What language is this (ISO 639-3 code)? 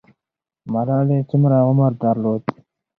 pus